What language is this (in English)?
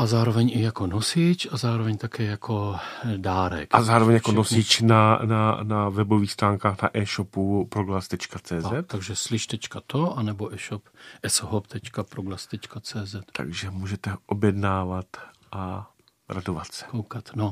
Czech